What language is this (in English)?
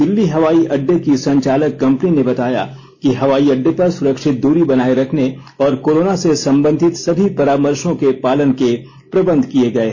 Hindi